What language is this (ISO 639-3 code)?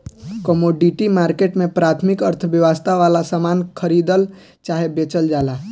bho